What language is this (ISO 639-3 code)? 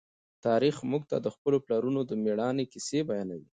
pus